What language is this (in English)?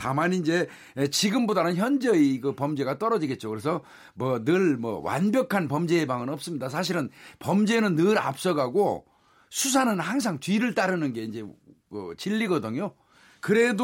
Korean